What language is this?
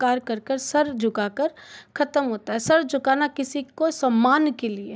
Hindi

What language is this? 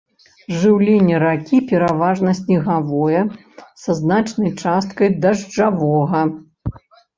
Belarusian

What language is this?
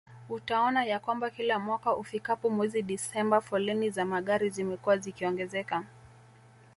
Swahili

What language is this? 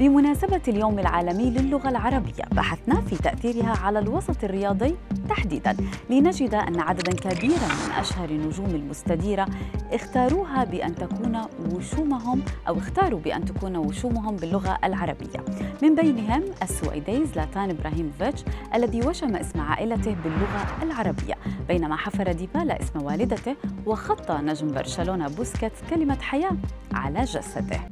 Arabic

